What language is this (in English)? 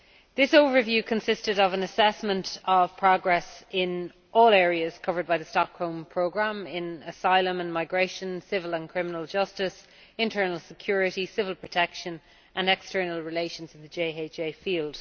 English